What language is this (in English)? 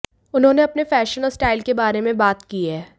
Hindi